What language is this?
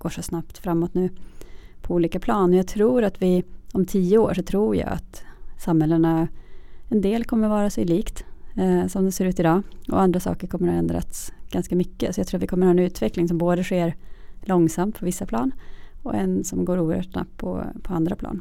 Swedish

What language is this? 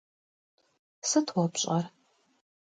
Kabardian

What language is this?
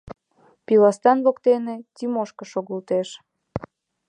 Mari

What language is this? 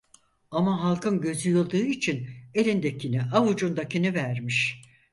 Turkish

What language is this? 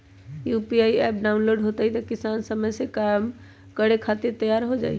Magahi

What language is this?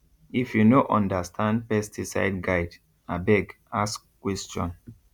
Nigerian Pidgin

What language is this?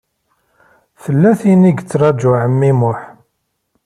Kabyle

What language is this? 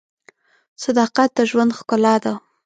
Pashto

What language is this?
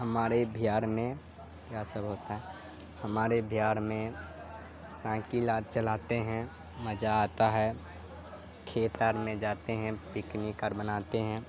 Urdu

